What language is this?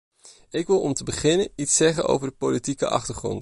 Dutch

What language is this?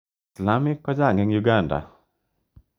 Kalenjin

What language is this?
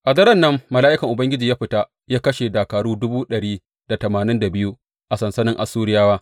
Hausa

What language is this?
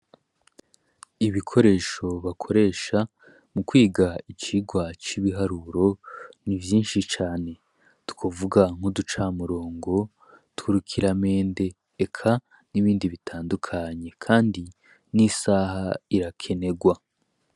Rundi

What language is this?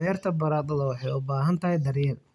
Somali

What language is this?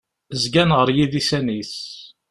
Kabyle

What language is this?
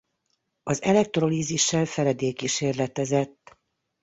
Hungarian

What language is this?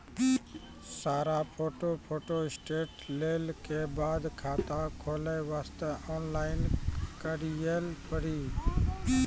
Maithili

